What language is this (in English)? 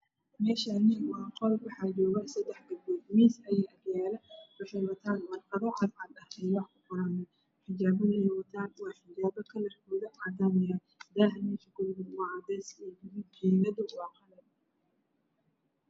Somali